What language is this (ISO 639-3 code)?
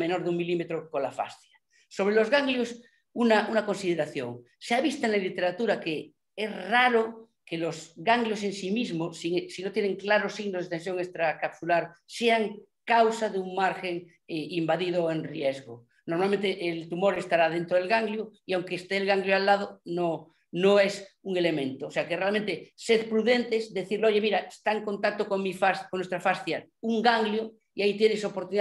spa